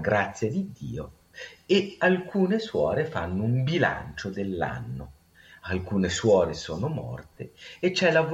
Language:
Italian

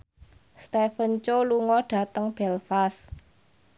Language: Javanese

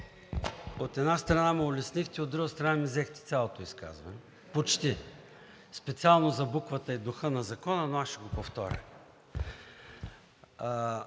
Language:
Bulgarian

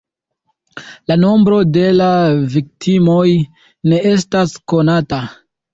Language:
Esperanto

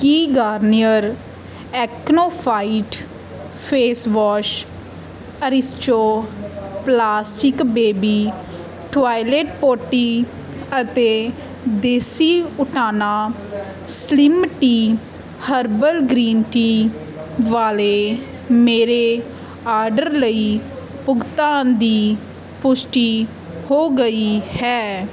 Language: Punjabi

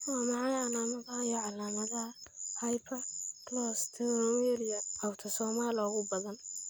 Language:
Somali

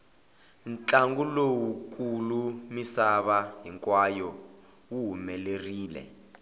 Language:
Tsonga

